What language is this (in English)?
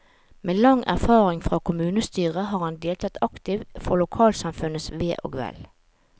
Norwegian